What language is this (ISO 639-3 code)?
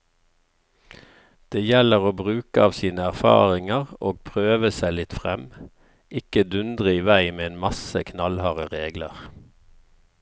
nor